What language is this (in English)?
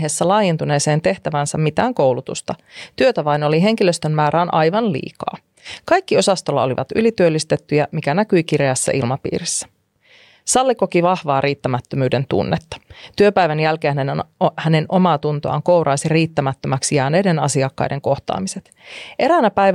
Finnish